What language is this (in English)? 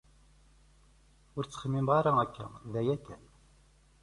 Kabyle